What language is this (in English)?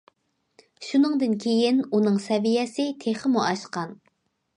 Uyghur